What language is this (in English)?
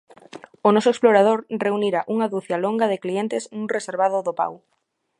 Galician